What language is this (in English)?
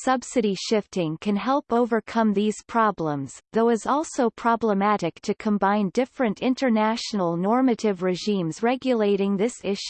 English